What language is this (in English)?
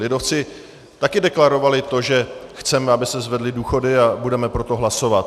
Czech